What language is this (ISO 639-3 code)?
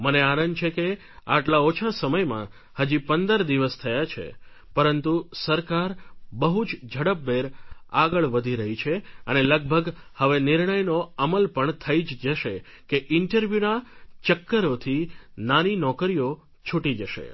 guj